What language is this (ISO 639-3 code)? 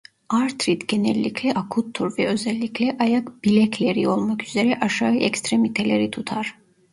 tur